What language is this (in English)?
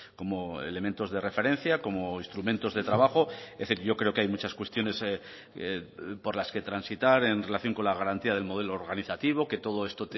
Spanish